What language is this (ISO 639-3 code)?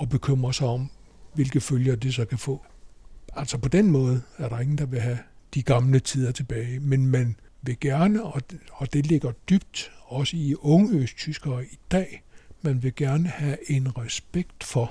dan